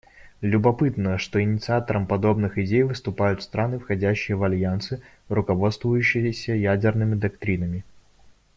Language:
Russian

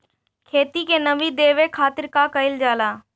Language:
Bhojpuri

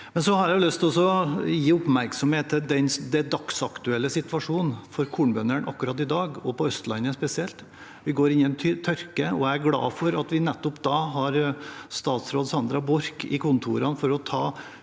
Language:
Norwegian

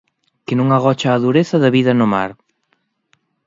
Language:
Galician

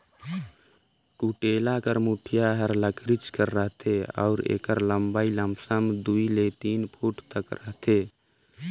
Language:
Chhattisgarhi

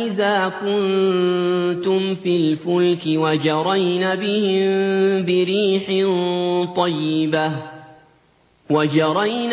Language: Arabic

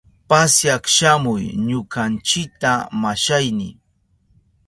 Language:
Southern Pastaza Quechua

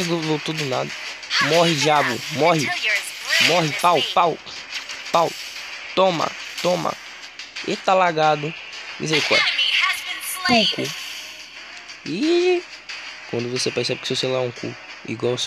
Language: Portuguese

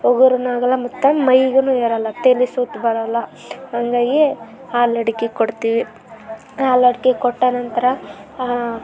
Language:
Kannada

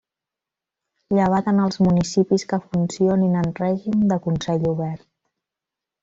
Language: Catalan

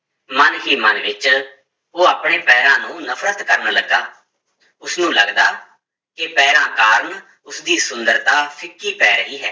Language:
Punjabi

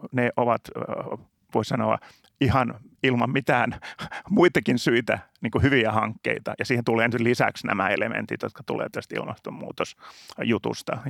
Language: Finnish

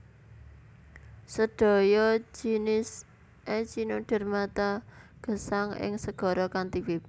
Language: Javanese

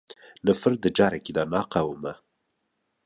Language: Kurdish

